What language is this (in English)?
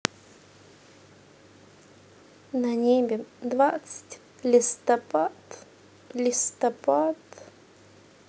Russian